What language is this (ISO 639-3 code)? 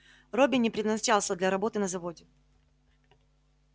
rus